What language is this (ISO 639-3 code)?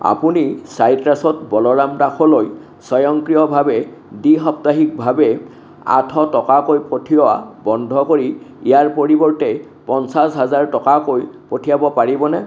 asm